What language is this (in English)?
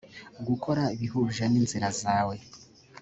Kinyarwanda